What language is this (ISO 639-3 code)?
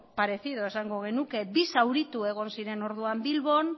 eus